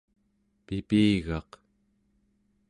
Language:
Central Yupik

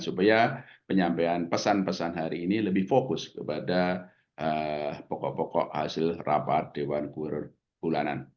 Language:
Indonesian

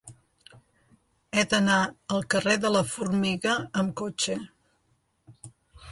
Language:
Catalan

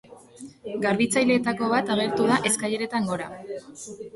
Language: Basque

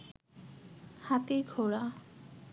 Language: Bangla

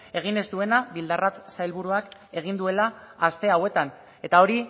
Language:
Basque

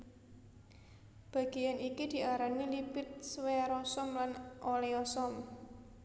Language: Javanese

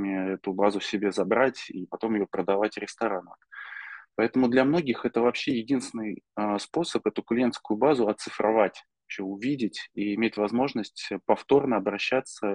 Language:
Russian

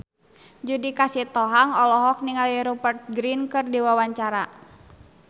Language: Sundanese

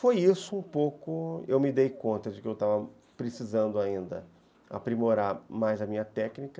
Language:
Portuguese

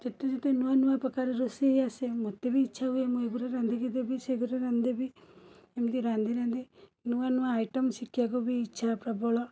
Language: Odia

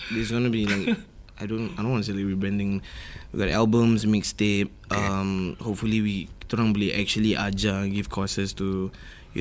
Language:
Malay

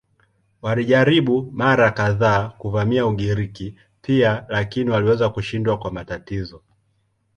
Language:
Swahili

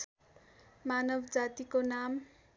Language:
Nepali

